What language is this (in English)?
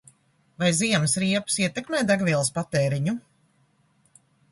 Latvian